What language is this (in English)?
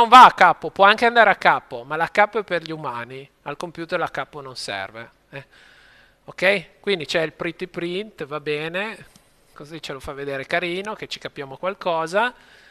Italian